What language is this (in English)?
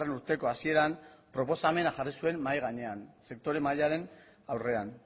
Basque